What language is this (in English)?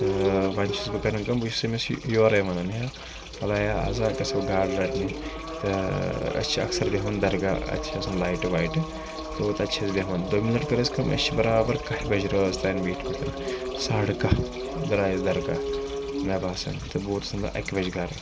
Kashmiri